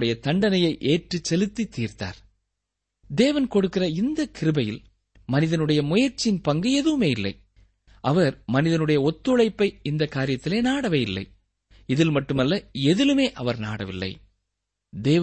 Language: Tamil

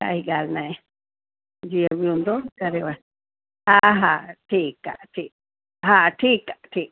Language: Sindhi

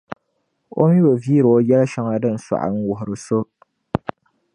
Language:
Dagbani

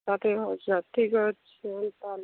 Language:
Odia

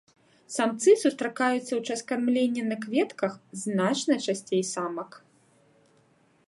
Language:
Belarusian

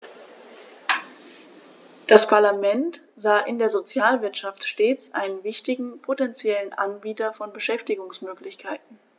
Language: German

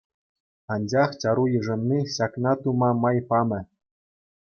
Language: Chuvash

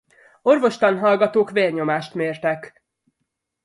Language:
Hungarian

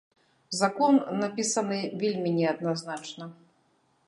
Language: Belarusian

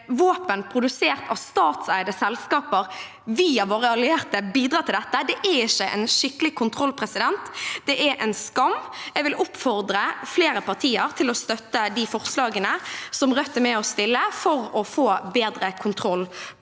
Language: Norwegian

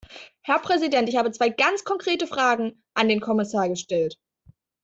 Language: German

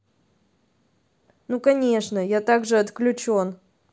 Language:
Russian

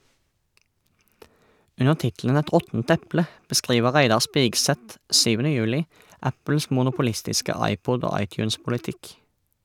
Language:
Norwegian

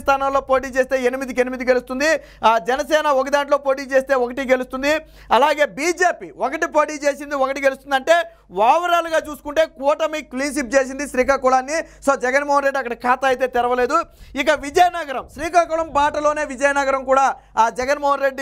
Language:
Telugu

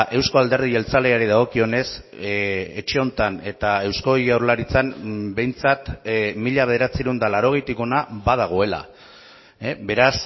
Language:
Basque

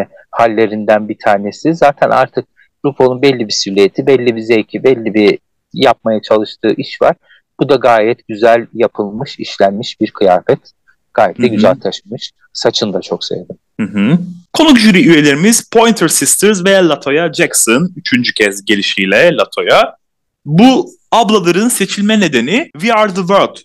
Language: Turkish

